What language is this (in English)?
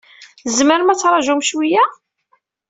Kabyle